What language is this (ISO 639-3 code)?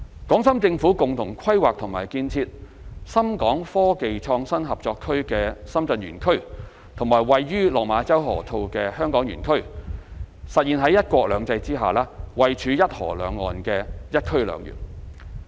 yue